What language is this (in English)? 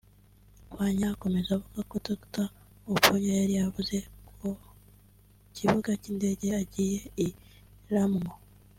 Kinyarwanda